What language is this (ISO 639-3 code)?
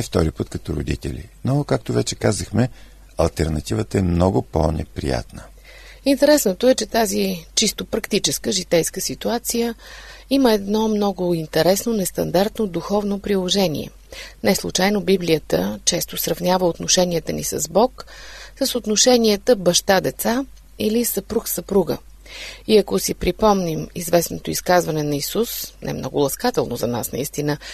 bul